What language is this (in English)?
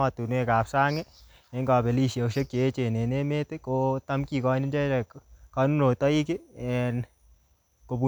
Kalenjin